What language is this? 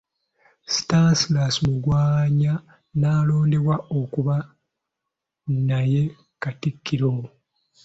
Ganda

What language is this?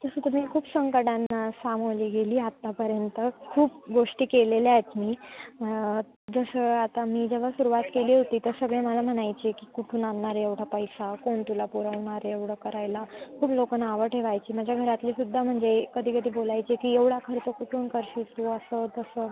Marathi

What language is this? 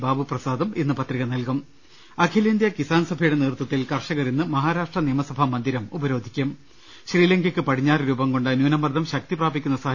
Malayalam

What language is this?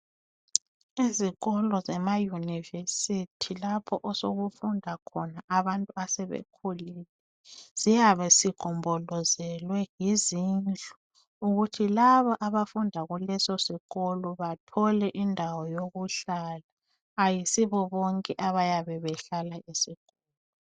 North Ndebele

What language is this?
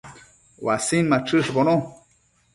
Matsés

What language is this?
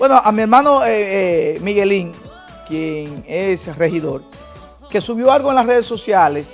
Spanish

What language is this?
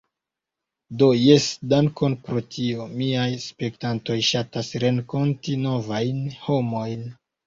Esperanto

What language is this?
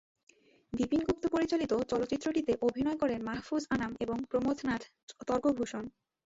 Bangla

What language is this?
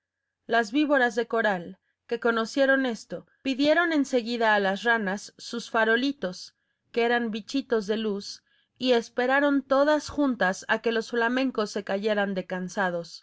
Spanish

